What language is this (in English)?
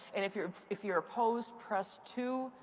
English